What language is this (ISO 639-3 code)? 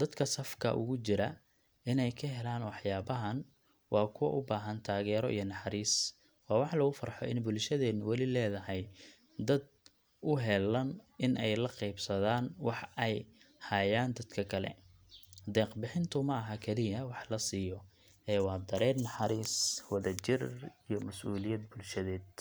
som